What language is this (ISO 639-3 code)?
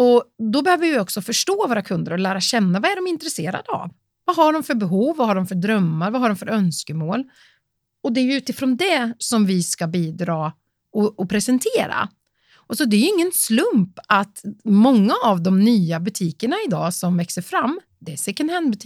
swe